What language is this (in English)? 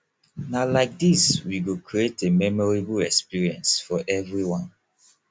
Nigerian Pidgin